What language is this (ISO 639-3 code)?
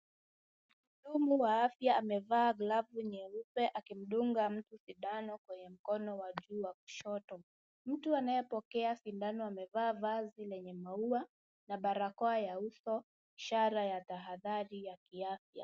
swa